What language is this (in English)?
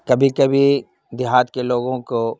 Urdu